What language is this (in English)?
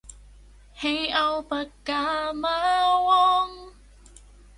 Thai